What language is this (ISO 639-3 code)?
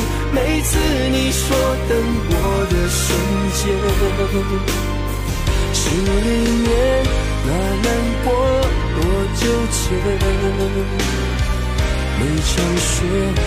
zho